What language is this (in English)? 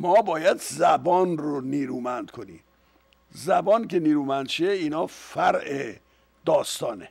Persian